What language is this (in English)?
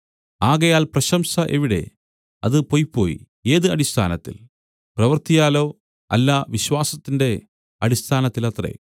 Malayalam